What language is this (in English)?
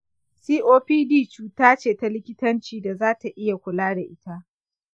Hausa